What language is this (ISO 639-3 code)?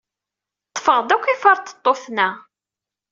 kab